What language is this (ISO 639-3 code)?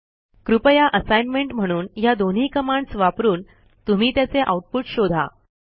mar